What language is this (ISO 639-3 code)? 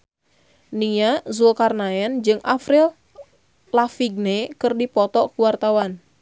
sun